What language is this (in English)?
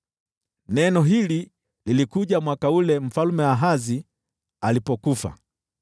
Swahili